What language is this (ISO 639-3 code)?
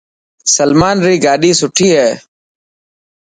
mki